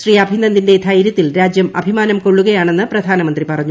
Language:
Malayalam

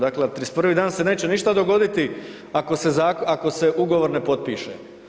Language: Croatian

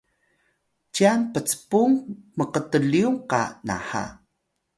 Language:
Atayal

